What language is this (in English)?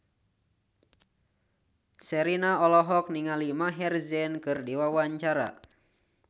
Sundanese